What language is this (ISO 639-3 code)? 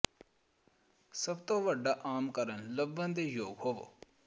pan